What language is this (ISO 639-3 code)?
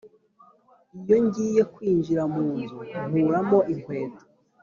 kin